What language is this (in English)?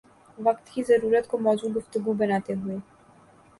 Urdu